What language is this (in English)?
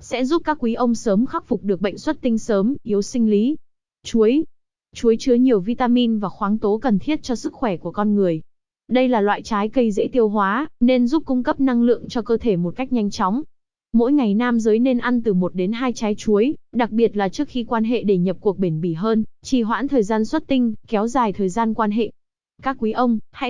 Vietnamese